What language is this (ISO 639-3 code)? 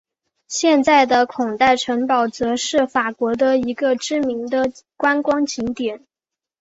zho